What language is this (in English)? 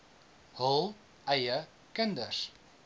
Afrikaans